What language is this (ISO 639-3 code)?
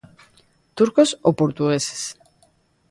glg